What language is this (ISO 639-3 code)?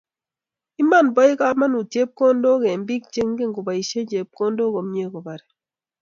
kln